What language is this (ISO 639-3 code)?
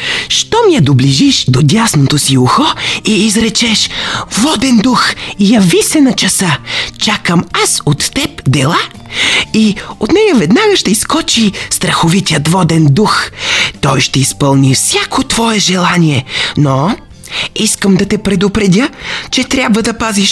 bul